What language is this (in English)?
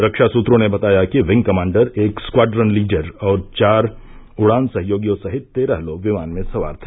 Hindi